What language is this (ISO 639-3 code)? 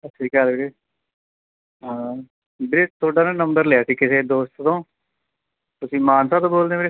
pan